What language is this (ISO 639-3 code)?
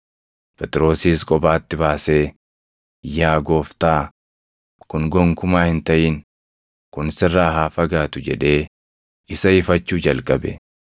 orm